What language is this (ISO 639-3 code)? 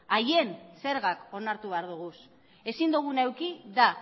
eus